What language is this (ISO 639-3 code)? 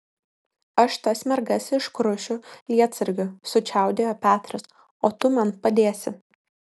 lit